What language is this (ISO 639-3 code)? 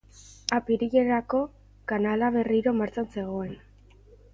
eus